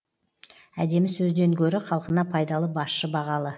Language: Kazakh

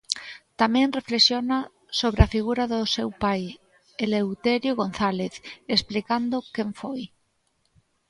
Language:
Galician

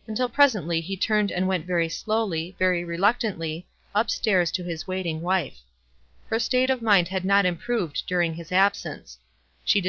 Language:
English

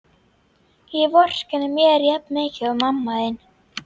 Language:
Icelandic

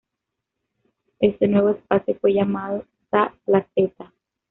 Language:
Spanish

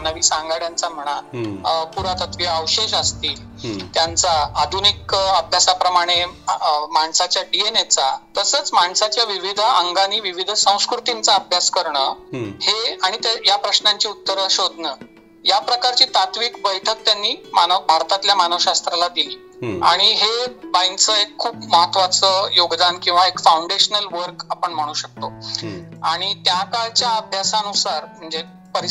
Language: Marathi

